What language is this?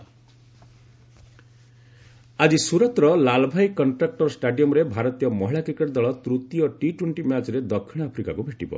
Odia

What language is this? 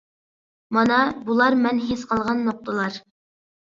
Uyghur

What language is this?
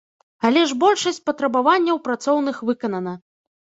Belarusian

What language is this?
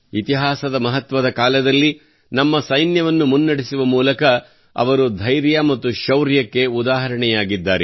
Kannada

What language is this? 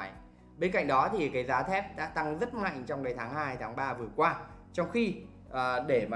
Vietnamese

